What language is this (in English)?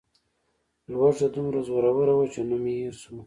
Pashto